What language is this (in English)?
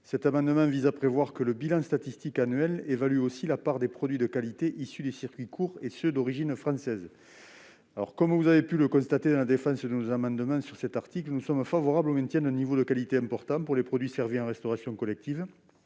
French